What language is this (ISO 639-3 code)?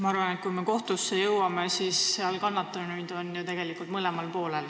est